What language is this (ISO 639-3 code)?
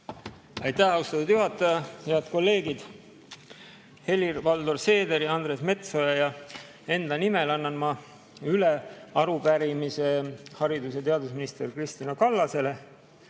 est